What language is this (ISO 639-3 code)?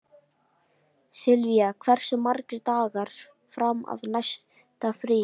isl